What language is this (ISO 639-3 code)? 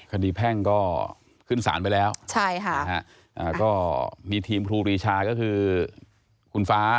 tha